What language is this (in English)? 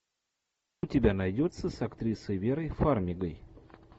Russian